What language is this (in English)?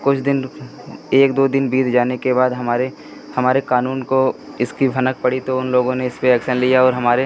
Hindi